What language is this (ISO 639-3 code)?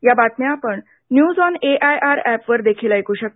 mar